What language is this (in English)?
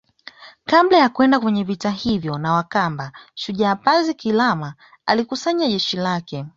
Swahili